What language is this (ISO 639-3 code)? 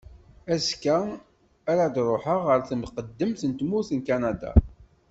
kab